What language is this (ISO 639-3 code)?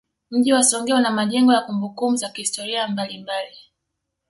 swa